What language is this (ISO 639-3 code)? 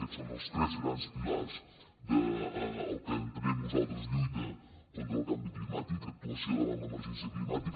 cat